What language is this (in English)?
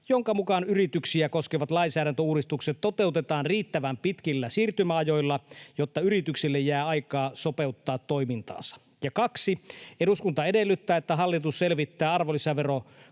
Finnish